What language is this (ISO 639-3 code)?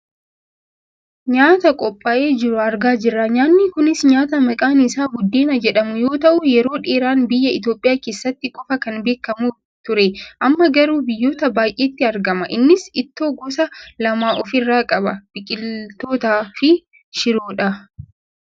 orm